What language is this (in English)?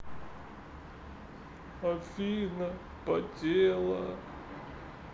Russian